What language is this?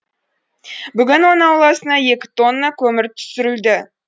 Kazakh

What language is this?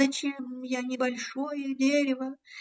Russian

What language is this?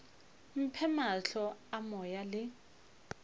Northern Sotho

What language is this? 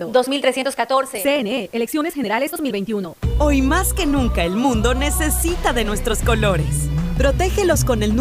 Spanish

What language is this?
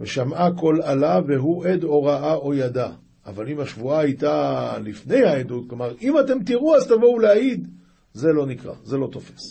Hebrew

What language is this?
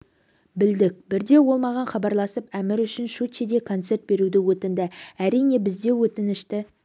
Kazakh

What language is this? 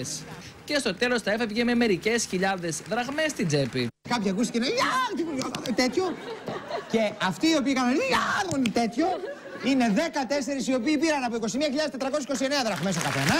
Greek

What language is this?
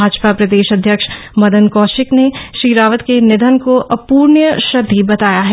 Hindi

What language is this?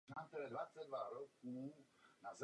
Czech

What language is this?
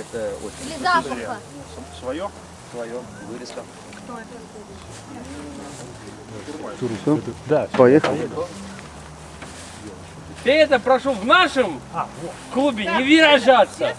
Russian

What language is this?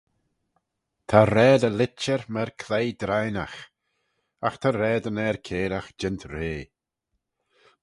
Manx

